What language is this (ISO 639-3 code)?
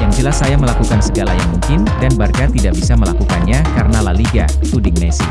ind